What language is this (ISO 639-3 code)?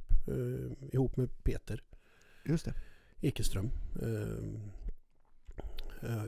swe